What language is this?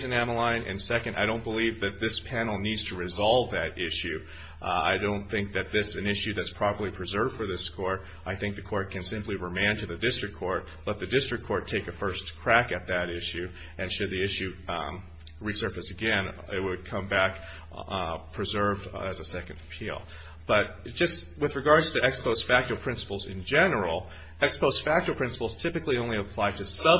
English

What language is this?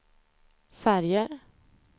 Swedish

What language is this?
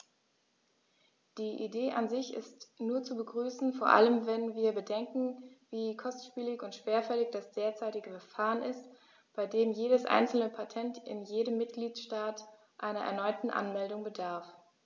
German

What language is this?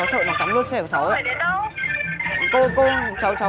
Vietnamese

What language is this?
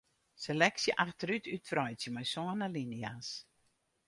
Western Frisian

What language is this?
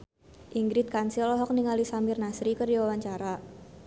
Sundanese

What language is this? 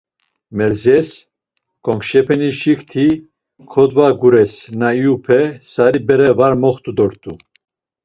Laz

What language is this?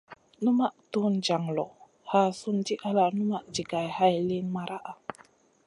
Masana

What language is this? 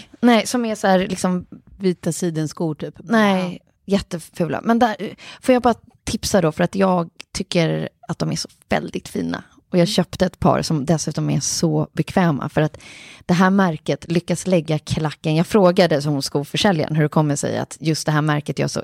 Swedish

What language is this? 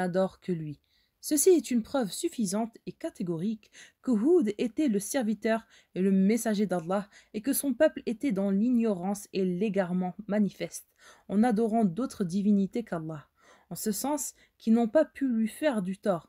French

